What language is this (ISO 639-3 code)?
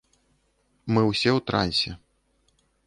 bel